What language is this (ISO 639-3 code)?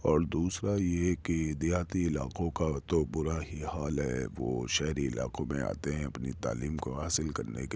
urd